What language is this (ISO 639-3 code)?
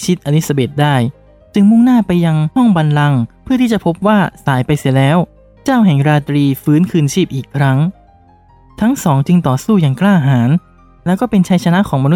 tha